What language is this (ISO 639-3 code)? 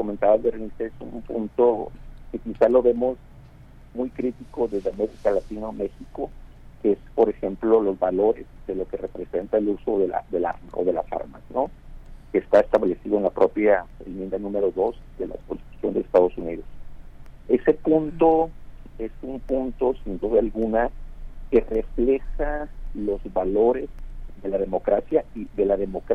spa